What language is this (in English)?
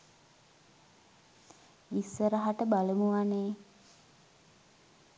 Sinhala